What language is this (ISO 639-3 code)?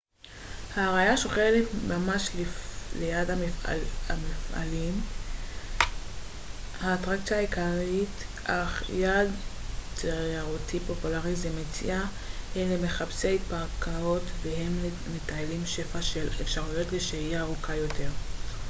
heb